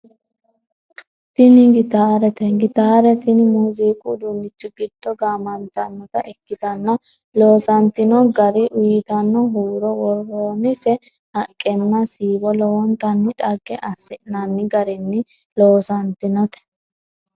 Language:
Sidamo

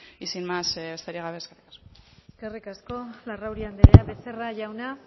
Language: Basque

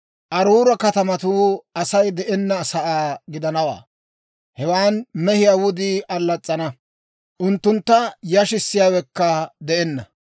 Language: Dawro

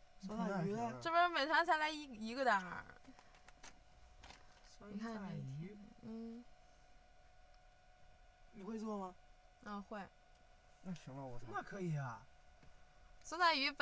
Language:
Chinese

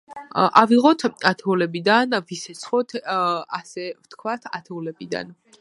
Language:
Georgian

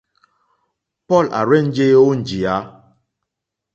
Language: Mokpwe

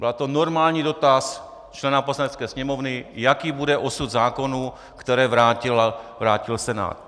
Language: Czech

